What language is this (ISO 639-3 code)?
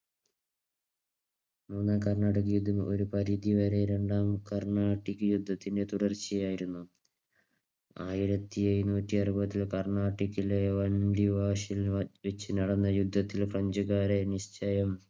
mal